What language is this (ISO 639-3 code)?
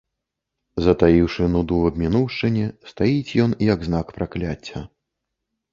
bel